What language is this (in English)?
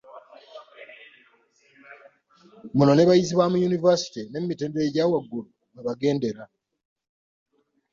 Ganda